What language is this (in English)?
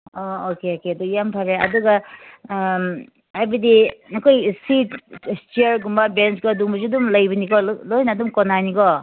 Manipuri